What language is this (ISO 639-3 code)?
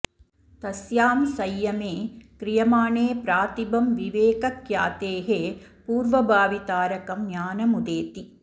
san